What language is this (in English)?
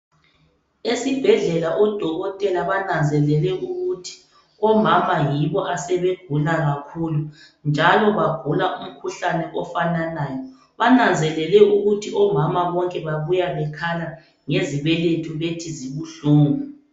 North Ndebele